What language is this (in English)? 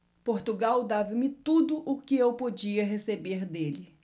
Portuguese